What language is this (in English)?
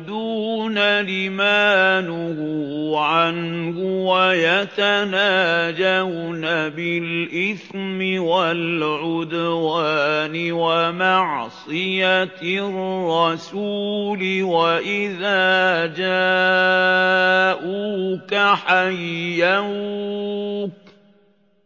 Arabic